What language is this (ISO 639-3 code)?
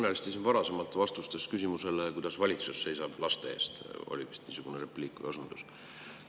est